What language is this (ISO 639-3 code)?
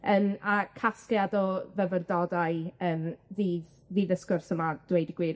cym